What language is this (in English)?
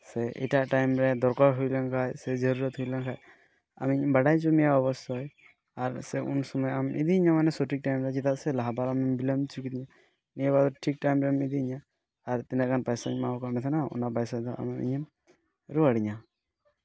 Santali